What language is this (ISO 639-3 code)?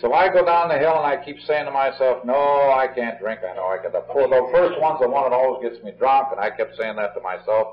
eng